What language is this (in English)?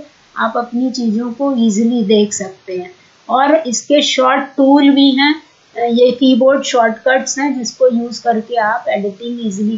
Hindi